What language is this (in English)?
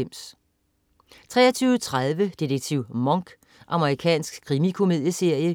Danish